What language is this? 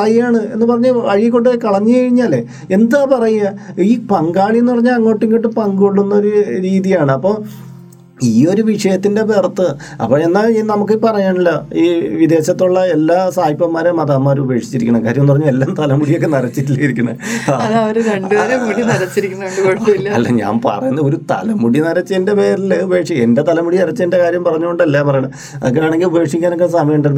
Malayalam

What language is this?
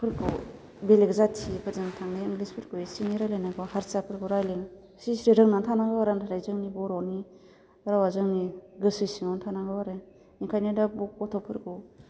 Bodo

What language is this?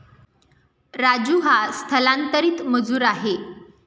Marathi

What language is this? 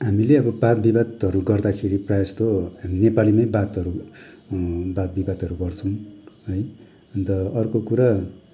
Nepali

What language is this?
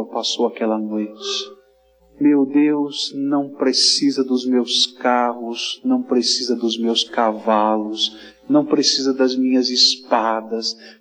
Portuguese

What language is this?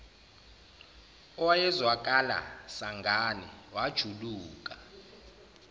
Zulu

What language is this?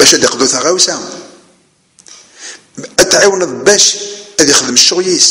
Arabic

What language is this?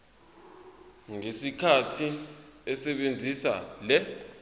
Zulu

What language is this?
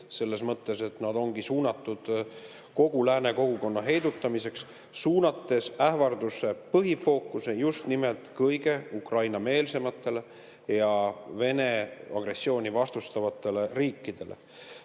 Estonian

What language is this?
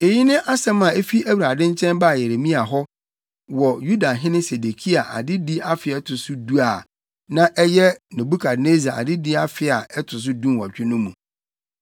Akan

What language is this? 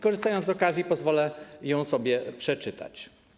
Polish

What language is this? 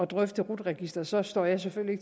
Danish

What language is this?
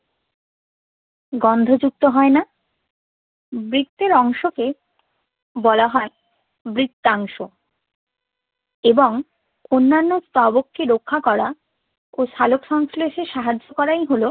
Bangla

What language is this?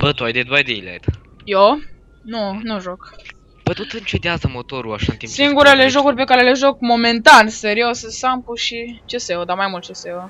Romanian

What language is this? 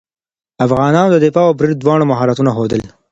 Pashto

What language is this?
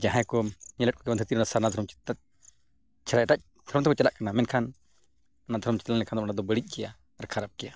Santali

